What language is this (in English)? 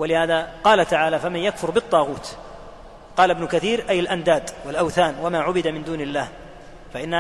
Arabic